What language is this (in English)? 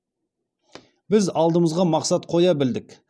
Kazakh